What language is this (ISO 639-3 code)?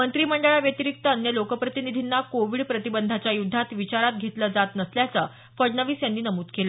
mar